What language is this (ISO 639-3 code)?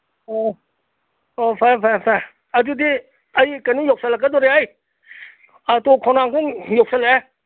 mni